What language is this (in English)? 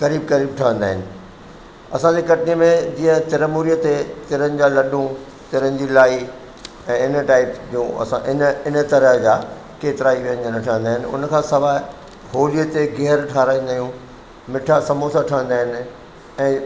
Sindhi